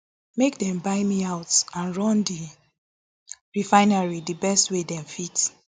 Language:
Nigerian Pidgin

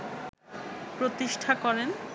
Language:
Bangla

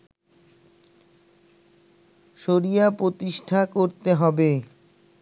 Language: Bangla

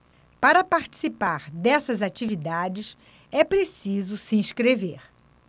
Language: Portuguese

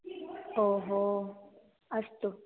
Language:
Sanskrit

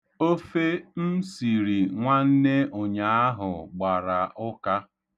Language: Igbo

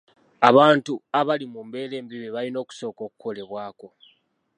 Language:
Ganda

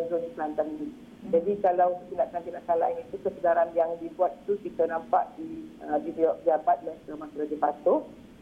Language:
Malay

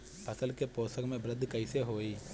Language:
Bhojpuri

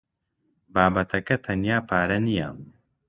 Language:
Central Kurdish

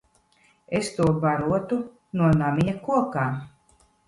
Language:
Latvian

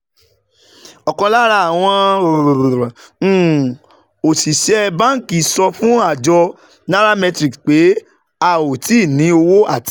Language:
Yoruba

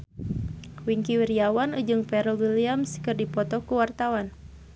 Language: Sundanese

